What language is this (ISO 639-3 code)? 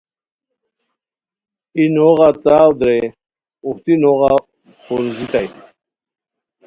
khw